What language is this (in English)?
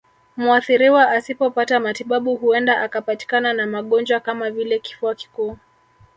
Swahili